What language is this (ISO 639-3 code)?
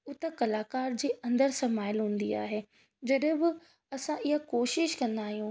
snd